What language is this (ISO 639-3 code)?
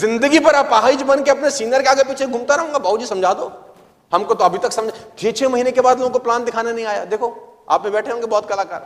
hin